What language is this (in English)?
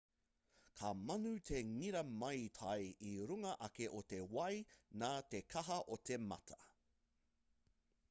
Māori